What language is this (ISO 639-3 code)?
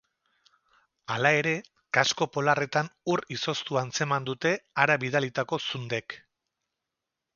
eus